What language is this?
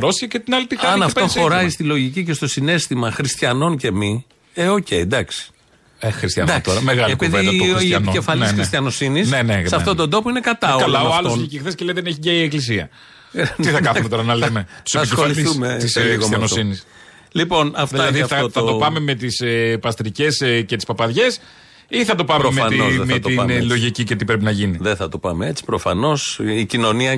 Greek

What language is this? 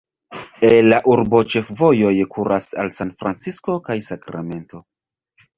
Esperanto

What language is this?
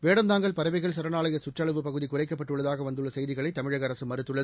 Tamil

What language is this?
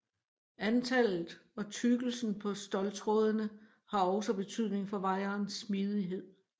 Danish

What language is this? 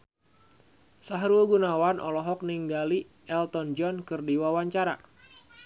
Sundanese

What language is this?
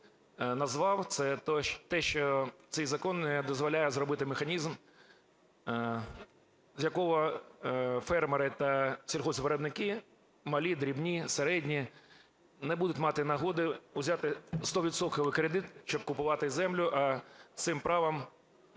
Ukrainian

